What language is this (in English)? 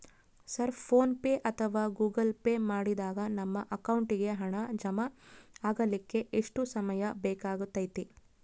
Kannada